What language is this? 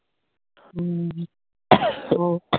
Punjabi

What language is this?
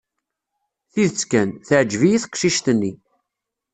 Kabyle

